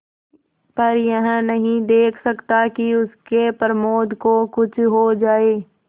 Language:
Hindi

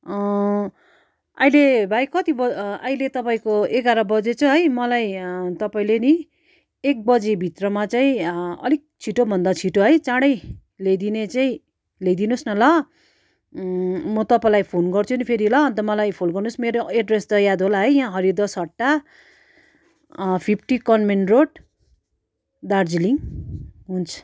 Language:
Nepali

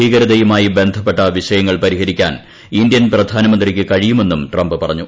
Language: Malayalam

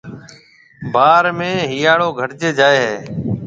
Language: Marwari (Pakistan)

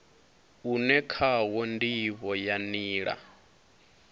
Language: Venda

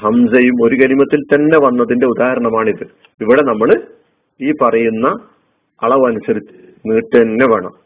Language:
Malayalam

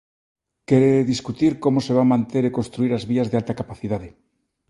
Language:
Galician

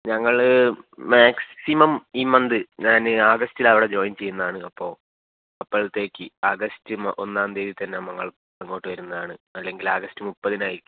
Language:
Malayalam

